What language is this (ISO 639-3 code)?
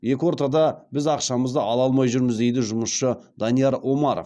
kaz